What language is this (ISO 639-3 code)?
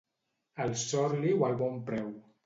cat